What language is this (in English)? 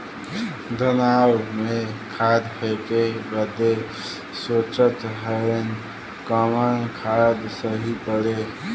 Bhojpuri